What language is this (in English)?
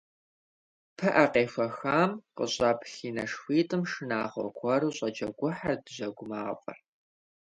Kabardian